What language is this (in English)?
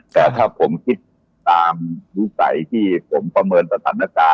Thai